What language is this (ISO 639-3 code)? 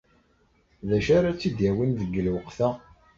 kab